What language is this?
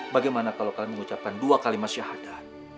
Indonesian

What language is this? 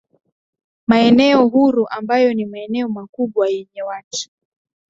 Swahili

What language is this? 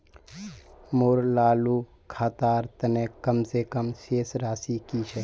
Magahi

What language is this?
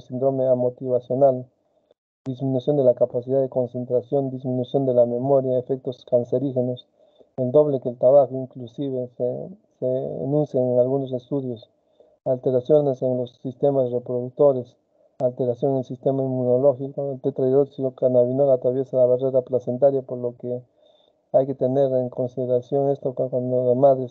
Spanish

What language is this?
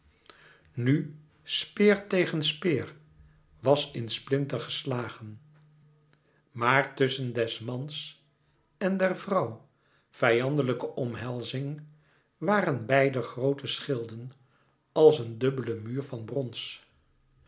Dutch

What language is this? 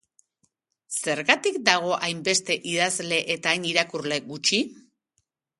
Basque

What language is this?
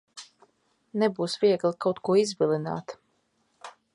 Latvian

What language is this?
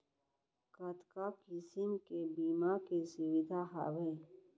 Chhattisgarhi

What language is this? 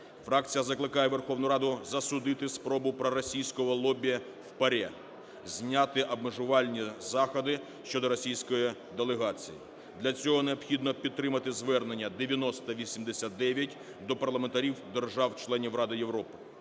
Ukrainian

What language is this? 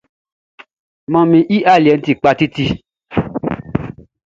Baoulé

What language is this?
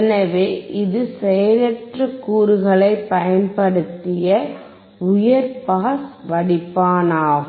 Tamil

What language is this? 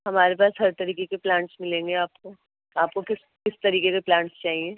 Urdu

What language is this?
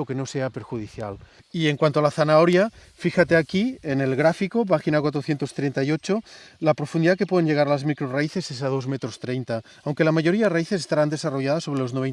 Spanish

